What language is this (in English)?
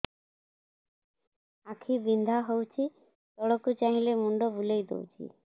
Odia